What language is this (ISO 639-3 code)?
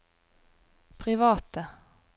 nor